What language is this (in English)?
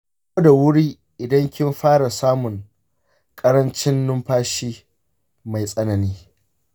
Hausa